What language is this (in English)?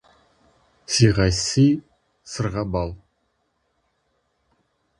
Kazakh